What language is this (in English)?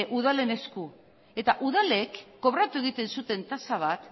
Basque